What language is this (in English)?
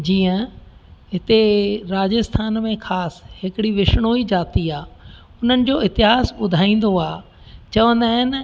Sindhi